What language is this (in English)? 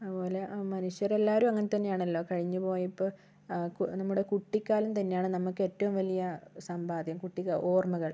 Malayalam